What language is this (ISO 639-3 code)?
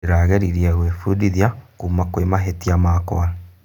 kik